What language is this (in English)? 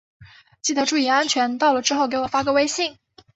Chinese